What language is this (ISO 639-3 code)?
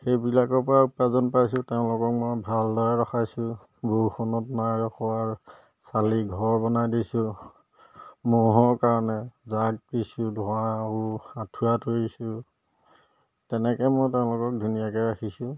asm